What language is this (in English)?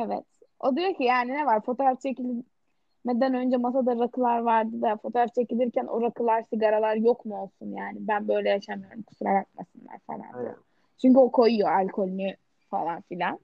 Turkish